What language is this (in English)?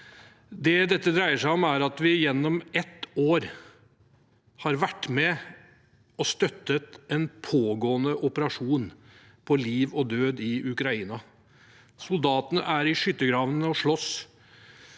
Norwegian